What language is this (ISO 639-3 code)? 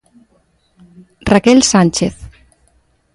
glg